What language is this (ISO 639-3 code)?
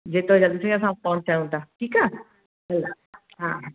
snd